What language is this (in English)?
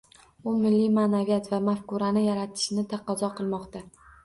Uzbek